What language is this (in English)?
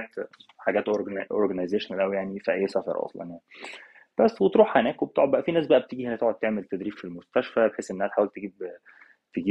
Arabic